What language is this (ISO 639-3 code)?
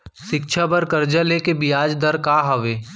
hne